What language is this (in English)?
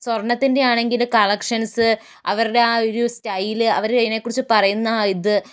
Malayalam